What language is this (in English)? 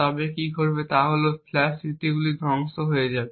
Bangla